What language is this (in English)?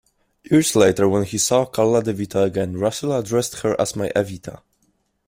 English